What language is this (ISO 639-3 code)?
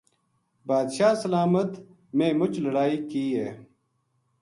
gju